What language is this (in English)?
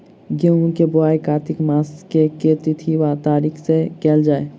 Maithili